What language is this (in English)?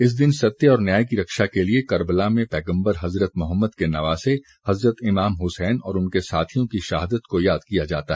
Hindi